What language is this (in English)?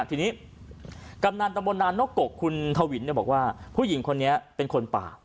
Thai